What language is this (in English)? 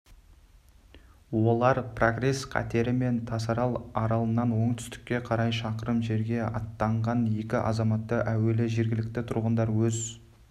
Kazakh